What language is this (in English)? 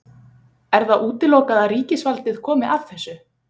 Icelandic